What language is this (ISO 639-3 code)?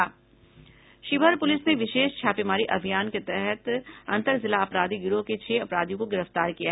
hin